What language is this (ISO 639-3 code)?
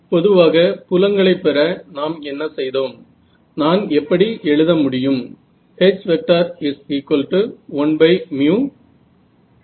mar